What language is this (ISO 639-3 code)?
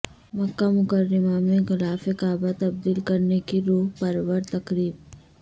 urd